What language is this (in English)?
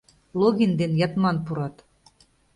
Mari